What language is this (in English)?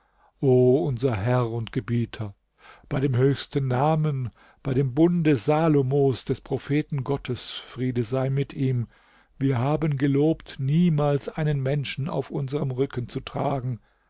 German